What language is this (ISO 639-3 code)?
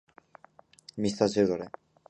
jpn